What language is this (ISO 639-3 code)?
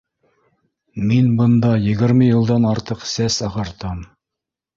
bak